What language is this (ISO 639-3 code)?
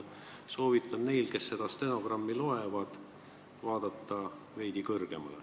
est